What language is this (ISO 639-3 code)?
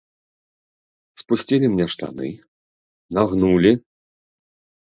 bel